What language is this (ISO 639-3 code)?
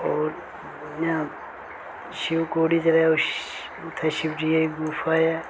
doi